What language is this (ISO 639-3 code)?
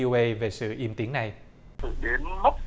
vie